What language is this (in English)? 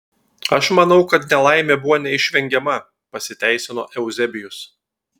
Lithuanian